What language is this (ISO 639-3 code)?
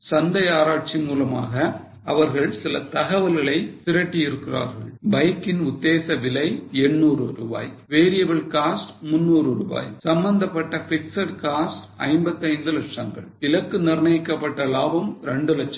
tam